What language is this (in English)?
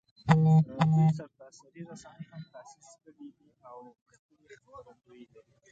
Pashto